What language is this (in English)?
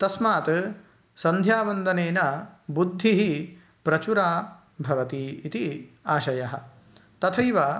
Sanskrit